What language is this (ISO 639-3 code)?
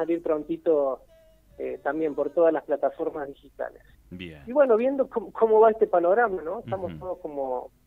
spa